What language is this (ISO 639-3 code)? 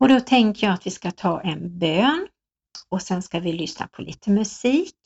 swe